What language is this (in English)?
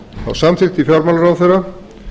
Icelandic